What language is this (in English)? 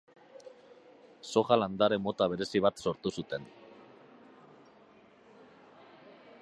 Basque